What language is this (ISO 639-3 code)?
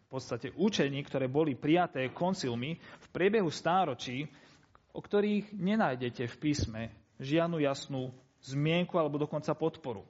slk